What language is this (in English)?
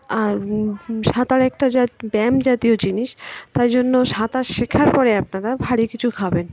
Bangla